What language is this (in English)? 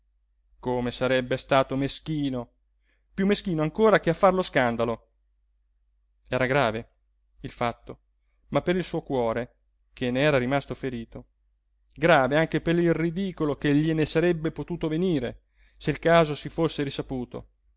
Italian